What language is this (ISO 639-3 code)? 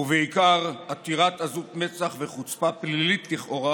heb